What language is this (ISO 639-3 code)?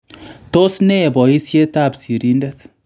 kln